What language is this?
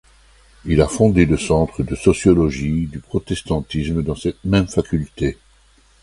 French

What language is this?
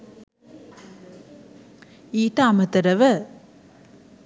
Sinhala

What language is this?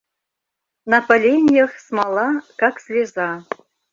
Mari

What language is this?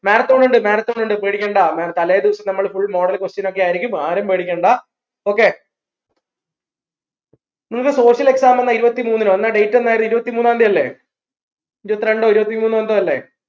Malayalam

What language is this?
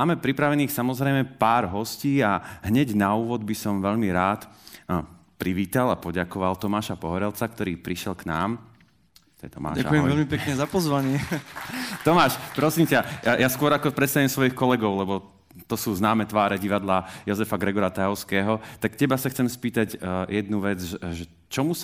Slovak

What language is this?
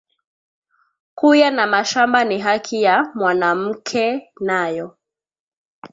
Swahili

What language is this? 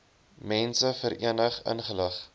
Afrikaans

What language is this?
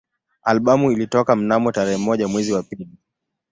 Swahili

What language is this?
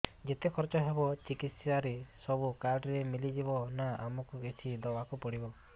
Odia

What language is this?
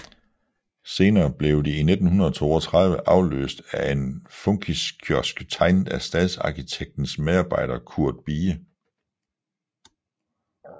Danish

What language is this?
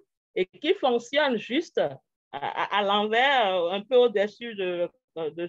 French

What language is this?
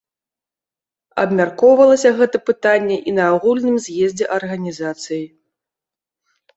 Belarusian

